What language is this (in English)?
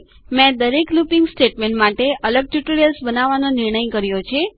Gujarati